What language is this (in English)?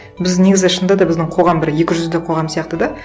Kazakh